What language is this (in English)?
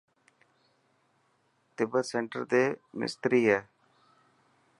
Dhatki